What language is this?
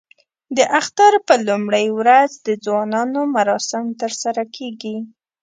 Pashto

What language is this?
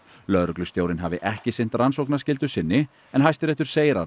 Icelandic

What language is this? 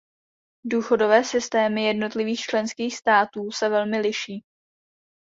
Czech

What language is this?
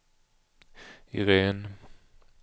Swedish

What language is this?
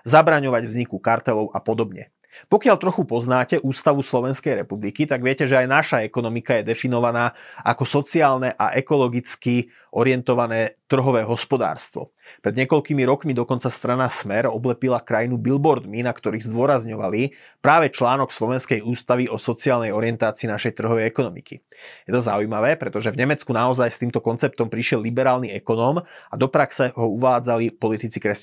Slovak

